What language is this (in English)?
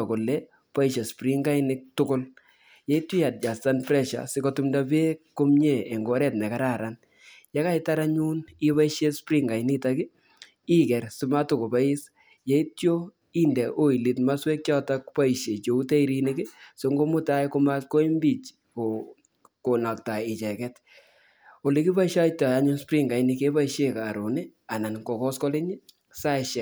Kalenjin